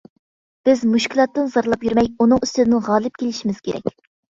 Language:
Uyghur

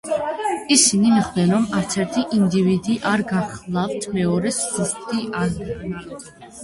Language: Georgian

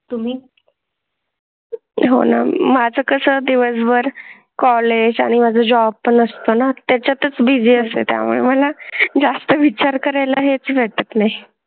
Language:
Marathi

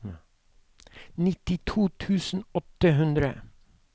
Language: Norwegian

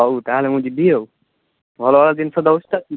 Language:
Odia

